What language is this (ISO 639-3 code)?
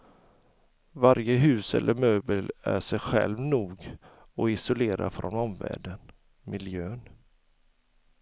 swe